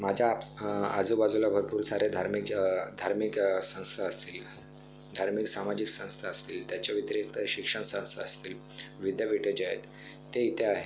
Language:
Marathi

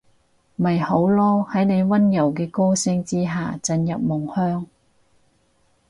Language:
Cantonese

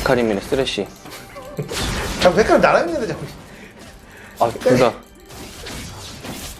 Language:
Korean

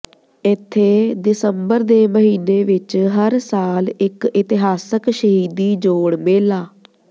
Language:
Punjabi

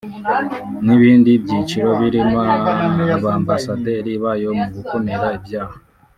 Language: Kinyarwanda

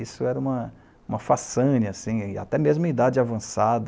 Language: Portuguese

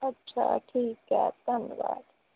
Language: Punjabi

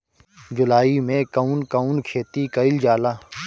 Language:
Bhojpuri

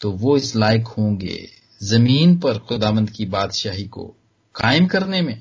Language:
Hindi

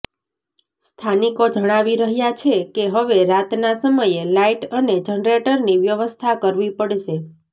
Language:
Gujarati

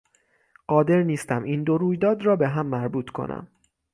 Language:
Persian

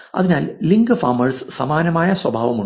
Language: Malayalam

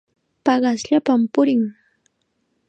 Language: Chiquián Ancash Quechua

